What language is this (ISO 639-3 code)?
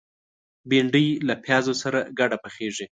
pus